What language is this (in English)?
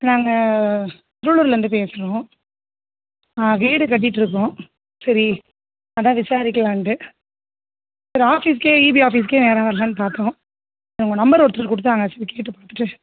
Tamil